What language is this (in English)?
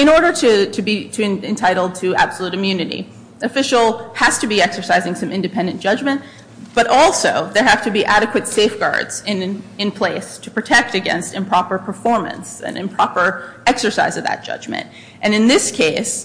English